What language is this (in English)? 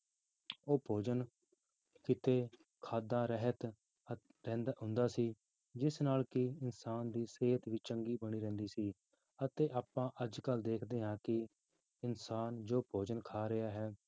Punjabi